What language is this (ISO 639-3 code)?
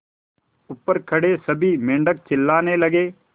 hin